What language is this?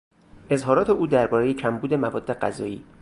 Persian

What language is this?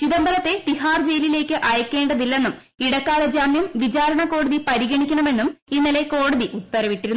Malayalam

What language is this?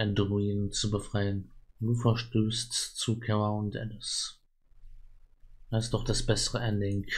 German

